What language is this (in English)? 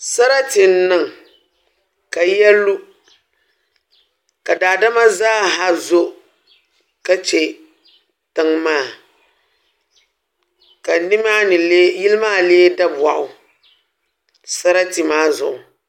Dagbani